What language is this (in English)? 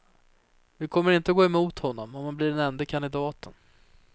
Swedish